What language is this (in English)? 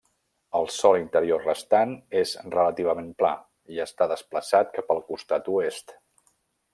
Catalan